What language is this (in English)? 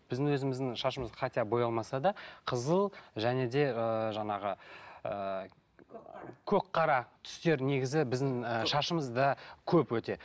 Kazakh